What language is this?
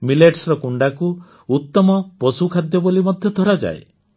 Odia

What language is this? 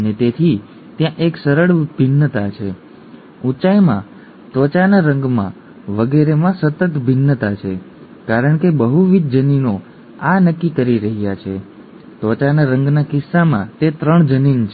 Gujarati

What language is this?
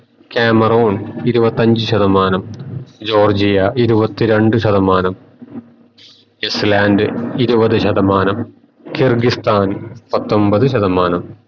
Malayalam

